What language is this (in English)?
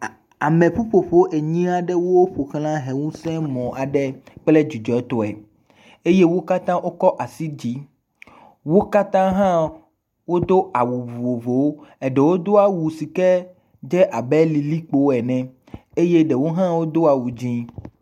Ewe